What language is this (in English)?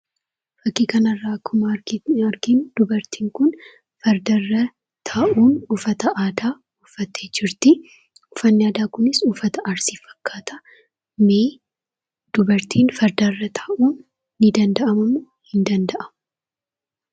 Oromo